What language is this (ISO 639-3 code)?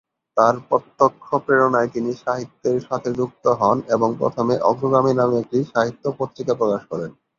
ben